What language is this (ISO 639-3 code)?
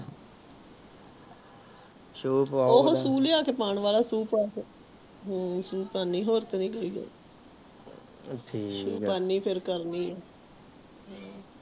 pan